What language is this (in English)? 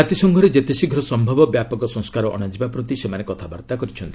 Odia